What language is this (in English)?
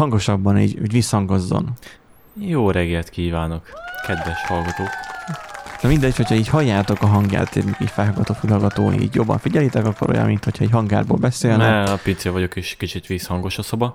Hungarian